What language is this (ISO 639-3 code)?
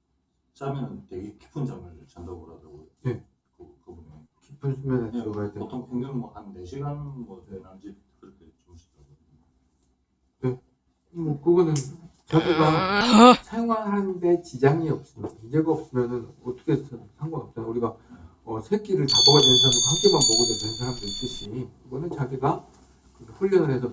kor